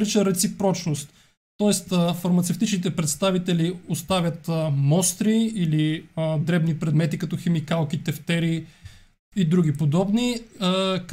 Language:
Bulgarian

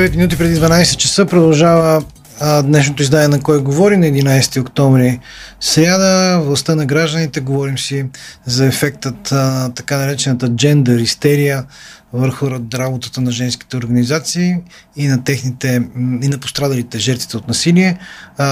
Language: Bulgarian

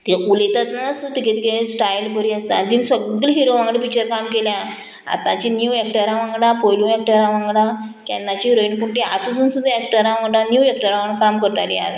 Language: Konkani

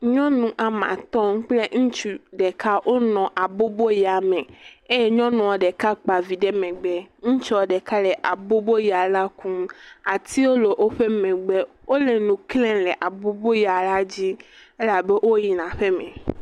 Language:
Ewe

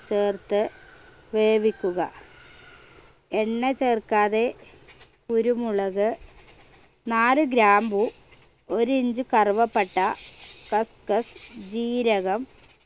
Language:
Malayalam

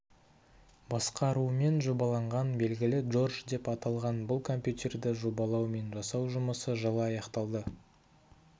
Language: Kazakh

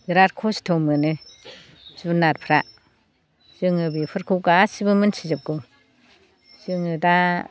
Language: Bodo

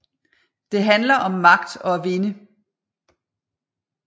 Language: Danish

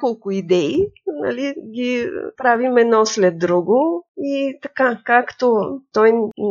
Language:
Bulgarian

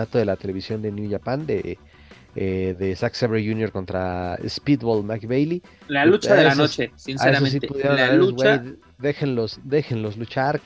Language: Spanish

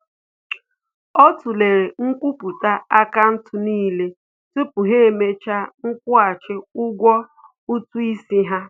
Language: Igbo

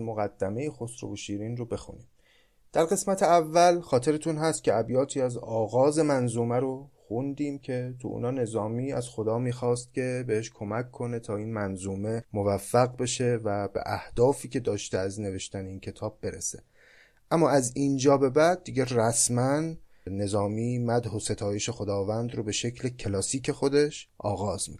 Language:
Persian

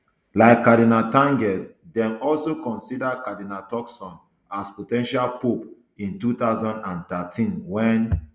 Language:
Nigerian Pidgin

